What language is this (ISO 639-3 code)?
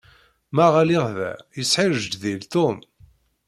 kab